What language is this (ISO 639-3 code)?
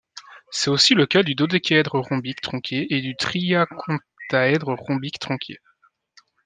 fra